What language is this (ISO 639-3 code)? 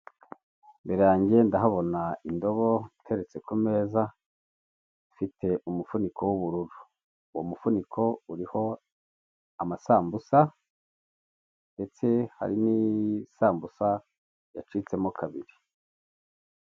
kin